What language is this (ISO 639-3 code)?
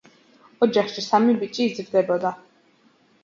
kat